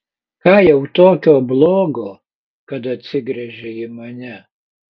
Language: Lithuanian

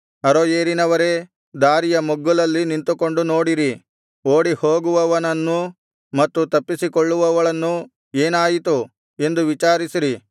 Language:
Kannada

